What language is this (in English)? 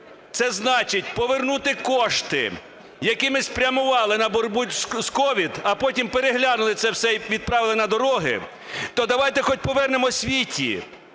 Ukrainian